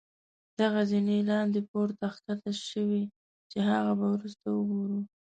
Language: Pashto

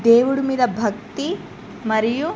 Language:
Telugu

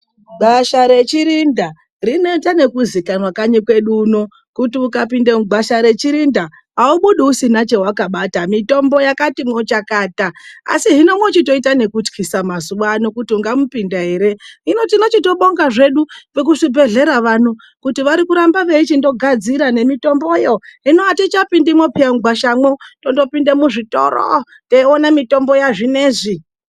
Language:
Ndau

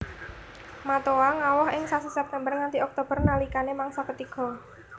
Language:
Javanese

